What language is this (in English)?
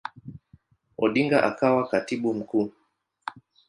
Swahili